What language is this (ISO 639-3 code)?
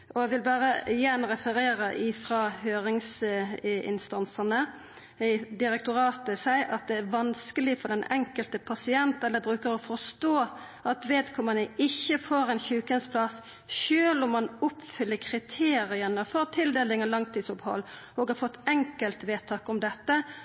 nno